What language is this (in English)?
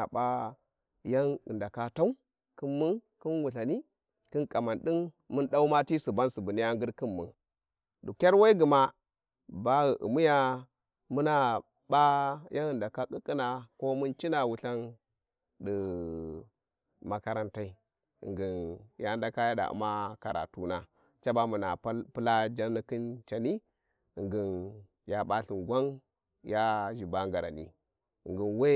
Warji